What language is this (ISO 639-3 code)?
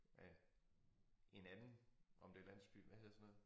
dan